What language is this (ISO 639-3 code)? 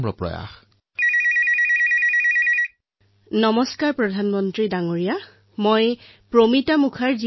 asm